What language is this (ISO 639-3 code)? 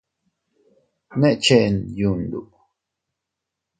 cut